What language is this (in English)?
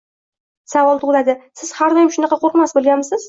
Uzbek